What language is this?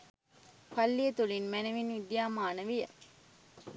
Sinhala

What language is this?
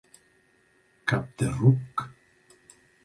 Catalan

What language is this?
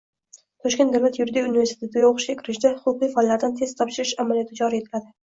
Uzbek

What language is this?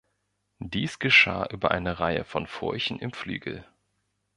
German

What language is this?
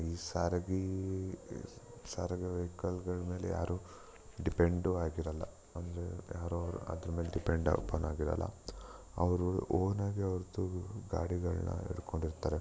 Kannada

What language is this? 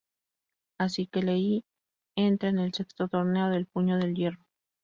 Spanish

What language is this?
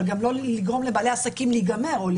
Hebrew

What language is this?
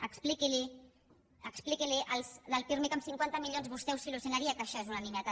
Catalan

